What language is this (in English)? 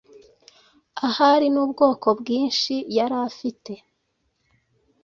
Kinyarwanda